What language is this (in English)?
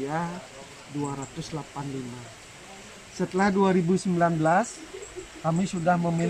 Indonesian